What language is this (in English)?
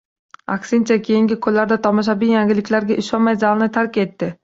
Uzbek